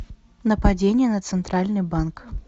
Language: Russian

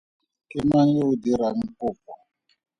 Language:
Tswana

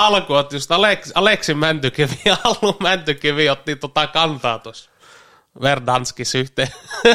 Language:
Finnish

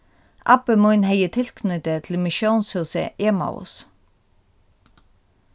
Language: Faroese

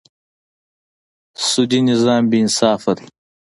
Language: Pashto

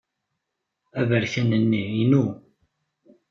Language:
Kabyle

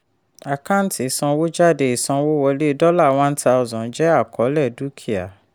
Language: Yoruba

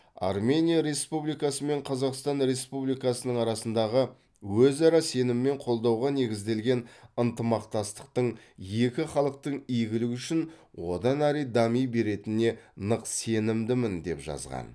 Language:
Kazakh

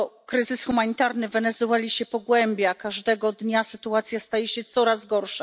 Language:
Polish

